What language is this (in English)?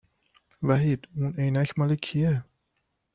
Persian